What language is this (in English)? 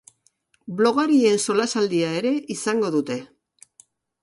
Basque